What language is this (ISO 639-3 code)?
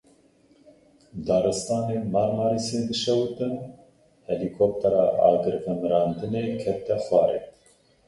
kur